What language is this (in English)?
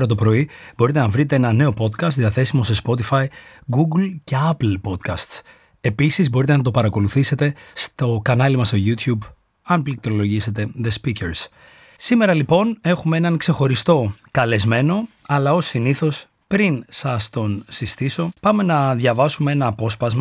Greek